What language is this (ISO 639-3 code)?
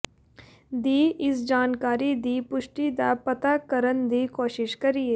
pan